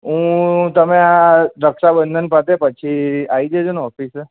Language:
Gujarati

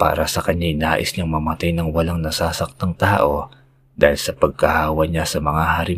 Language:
Filipino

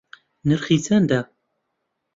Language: Central Kurdish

